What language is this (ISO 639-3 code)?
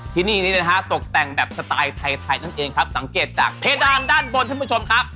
tha